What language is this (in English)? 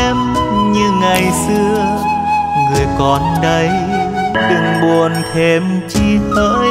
Vietnamese